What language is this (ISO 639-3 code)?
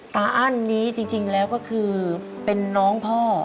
tha